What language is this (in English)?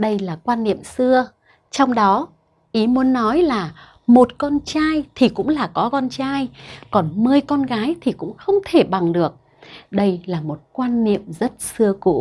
Vietnamese